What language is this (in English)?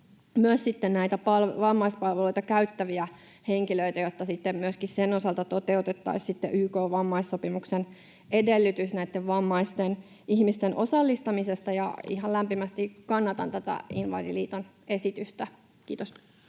Finnish